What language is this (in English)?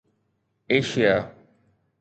Sindhi